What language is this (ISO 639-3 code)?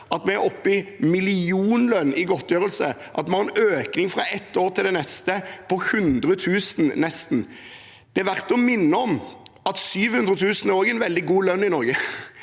nor